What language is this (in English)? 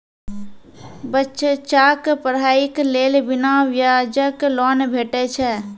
Maithili